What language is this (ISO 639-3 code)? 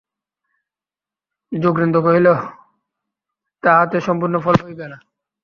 ben